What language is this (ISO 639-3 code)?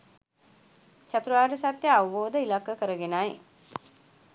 sin